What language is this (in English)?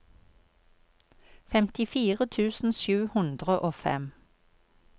Norwegian